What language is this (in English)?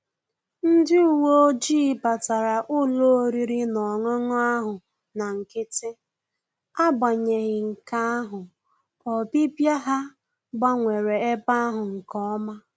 Igbo